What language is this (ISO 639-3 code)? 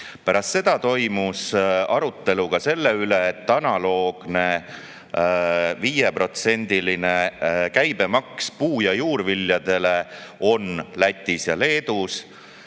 est